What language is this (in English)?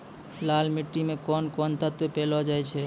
Maithili